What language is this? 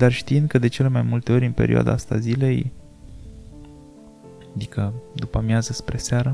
Romanian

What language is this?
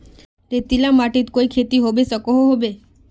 Magahi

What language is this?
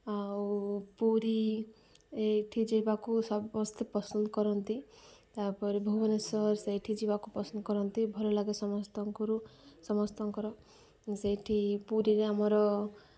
Odia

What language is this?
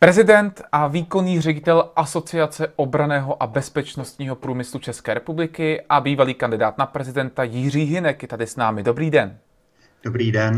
Czech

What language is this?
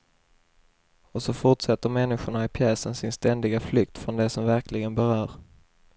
Swedish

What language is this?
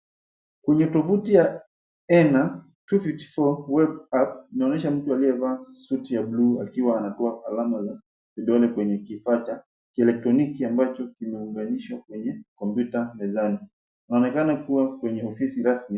Swahili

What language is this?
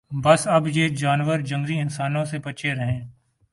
Urdu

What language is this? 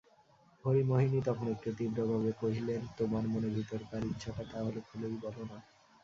Bangla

